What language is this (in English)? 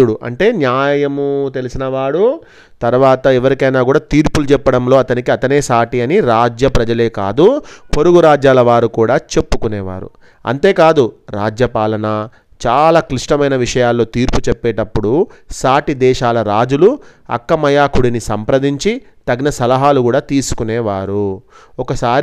Telugu